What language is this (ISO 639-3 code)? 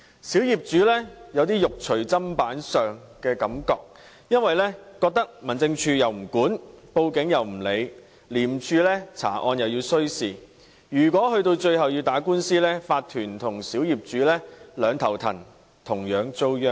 yue